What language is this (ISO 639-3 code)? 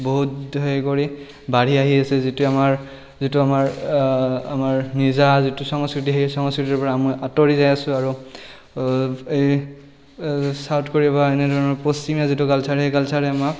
asm